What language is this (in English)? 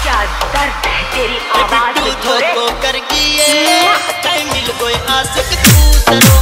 Thai